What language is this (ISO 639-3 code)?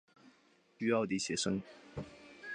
zho